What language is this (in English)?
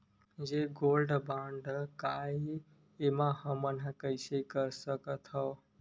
Chhattisgarhi